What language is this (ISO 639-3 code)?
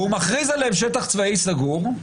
heb